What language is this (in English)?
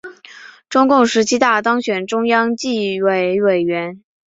Chinese